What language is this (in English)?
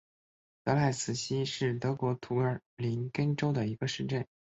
Chinese